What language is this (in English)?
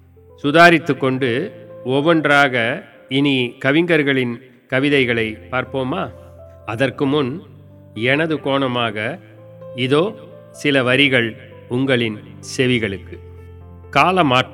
Tamil